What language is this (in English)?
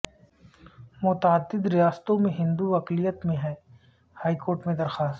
Urdu